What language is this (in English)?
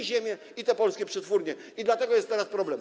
Polish